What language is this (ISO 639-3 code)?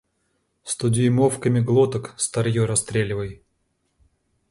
rus